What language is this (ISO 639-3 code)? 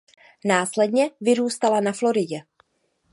ces